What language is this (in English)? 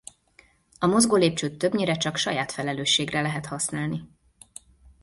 Hungarian